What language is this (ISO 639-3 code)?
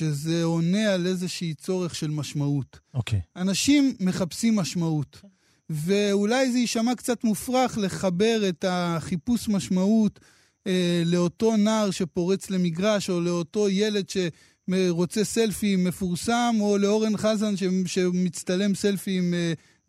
heb